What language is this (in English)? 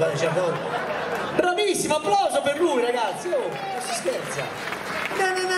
Italian